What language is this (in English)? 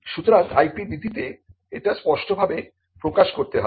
Bangla